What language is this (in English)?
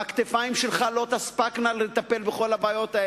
Hebrew